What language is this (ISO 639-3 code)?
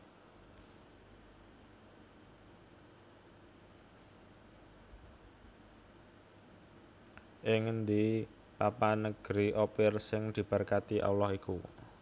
jav